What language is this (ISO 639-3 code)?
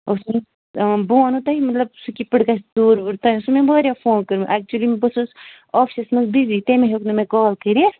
kas